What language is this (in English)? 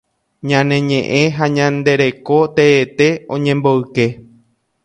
Guarani